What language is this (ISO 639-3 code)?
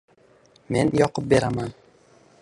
uzb